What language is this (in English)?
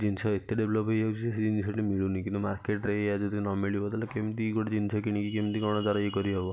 Odia